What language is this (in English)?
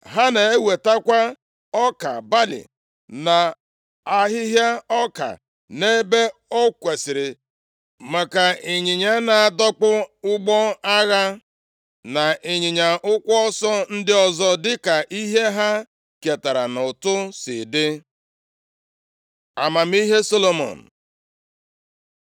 Igbo